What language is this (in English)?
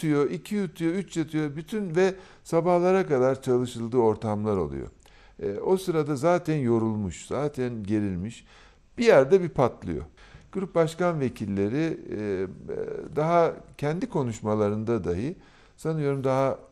Turkish